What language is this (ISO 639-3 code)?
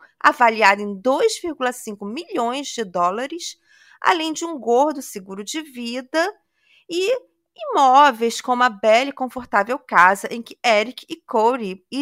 por